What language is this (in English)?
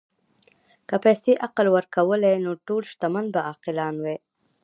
Pashto